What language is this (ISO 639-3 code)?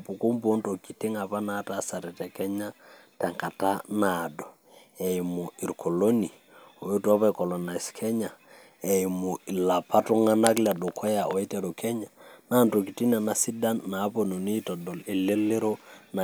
mas